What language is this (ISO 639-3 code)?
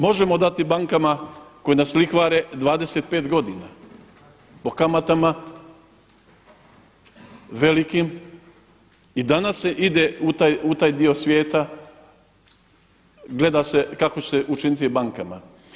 hrv